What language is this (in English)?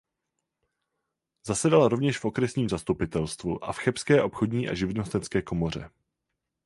Czech